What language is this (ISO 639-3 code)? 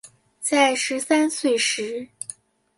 zho